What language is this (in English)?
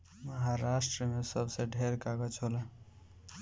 Bhojpuri